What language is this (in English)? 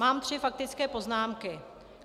Czech